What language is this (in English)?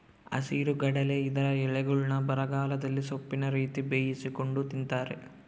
Kannada